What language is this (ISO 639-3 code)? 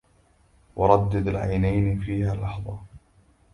ara